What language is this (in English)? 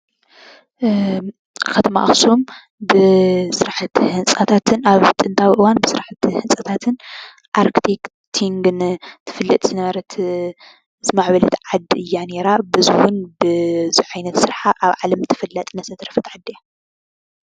Tigrinya